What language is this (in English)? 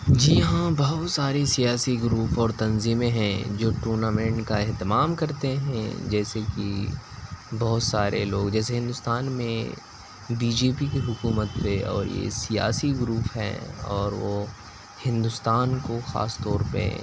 Urdu